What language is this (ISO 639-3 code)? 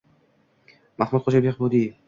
uzb